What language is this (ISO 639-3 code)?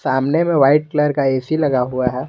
hin